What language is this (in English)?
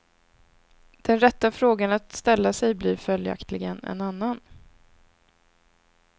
Swedish